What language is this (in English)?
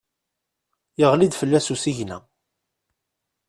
Kabyle